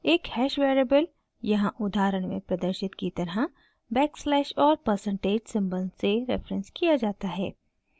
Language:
Hindi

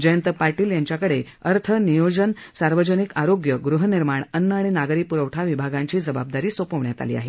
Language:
Marathi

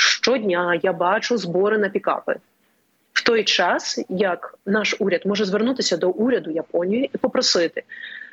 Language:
Ukrainian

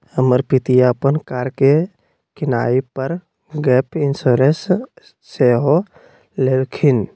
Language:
Magahi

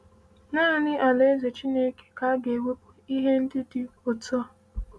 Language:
Igbo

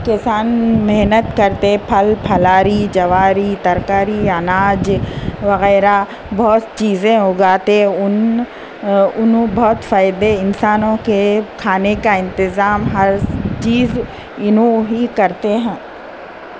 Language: Urdu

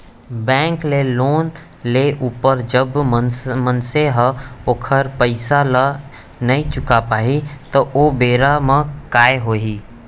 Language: Chhattisgarhi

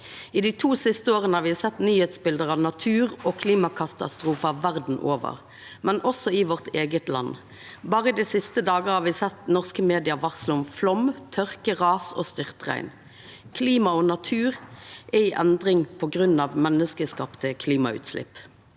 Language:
Norwegian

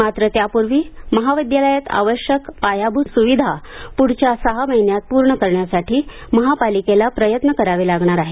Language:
Marathi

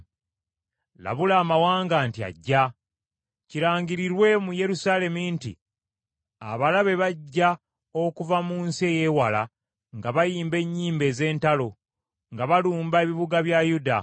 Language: Ganda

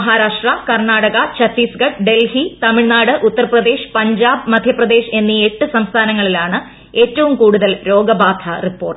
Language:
Malayalam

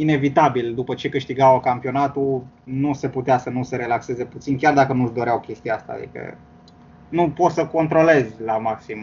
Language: Romanian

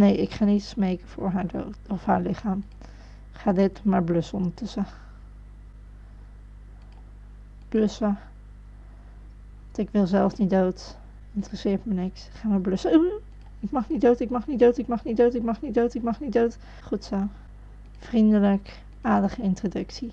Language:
Dutch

